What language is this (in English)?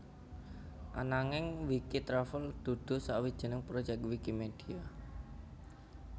Javanese